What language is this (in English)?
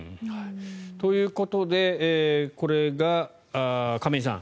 Japanese